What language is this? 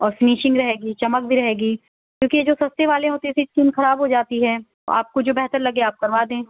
Urdu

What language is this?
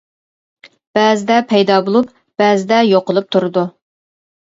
Uyghur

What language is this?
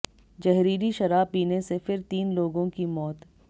Hindi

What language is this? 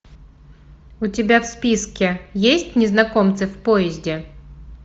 Russian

